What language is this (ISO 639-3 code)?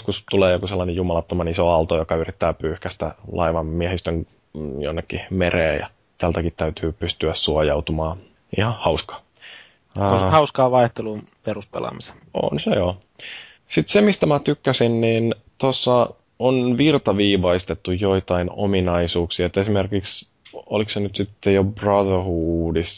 fin